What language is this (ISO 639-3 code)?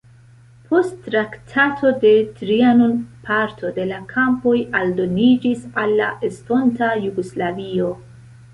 epo